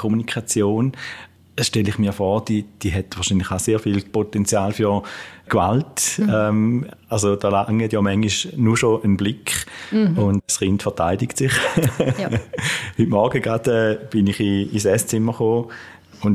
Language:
German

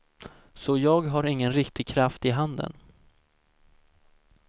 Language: Swedish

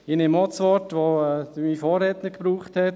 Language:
Swiss German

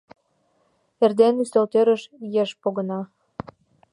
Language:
Mari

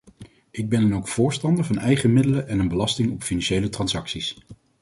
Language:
Dutch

